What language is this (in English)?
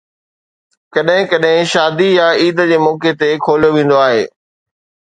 Sindhi